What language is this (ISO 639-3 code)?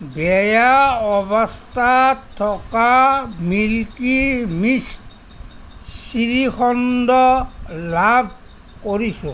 asm